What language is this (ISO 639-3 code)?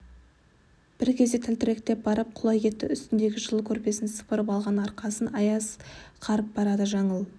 kaz